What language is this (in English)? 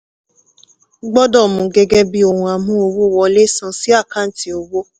Yoruba